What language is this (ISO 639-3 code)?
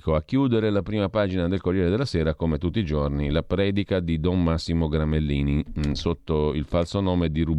ita